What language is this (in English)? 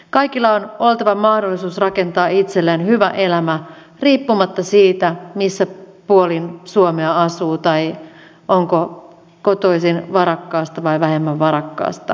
Finnish